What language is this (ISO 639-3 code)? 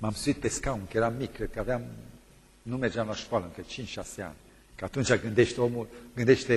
ron